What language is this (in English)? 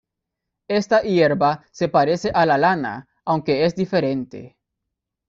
Spanish